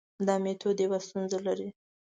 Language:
Pashto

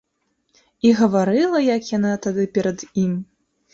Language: Belarusian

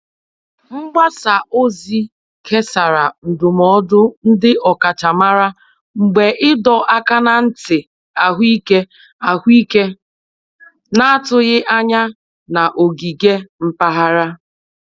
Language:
Igbo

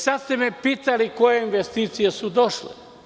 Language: Serbian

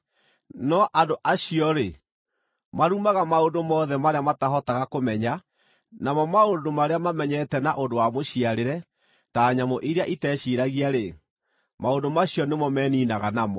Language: Kikuyu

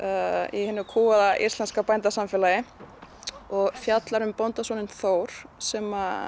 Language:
Icelandic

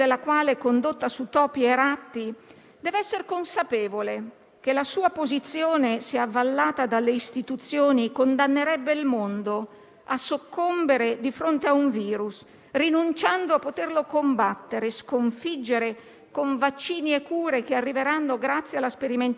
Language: Italian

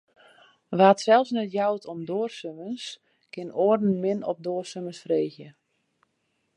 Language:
Western Frisian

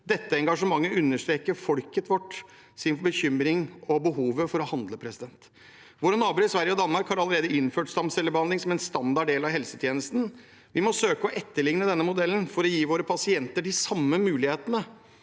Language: Norwegian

